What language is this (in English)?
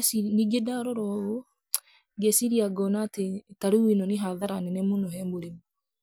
Kikuyu